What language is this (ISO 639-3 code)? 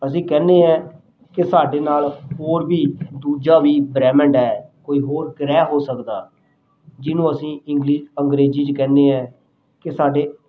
pan